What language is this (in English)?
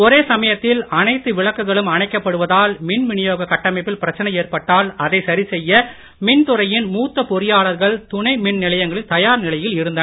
Tamil